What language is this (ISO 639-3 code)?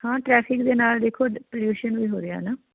pan